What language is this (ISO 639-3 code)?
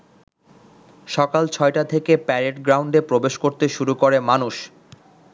ben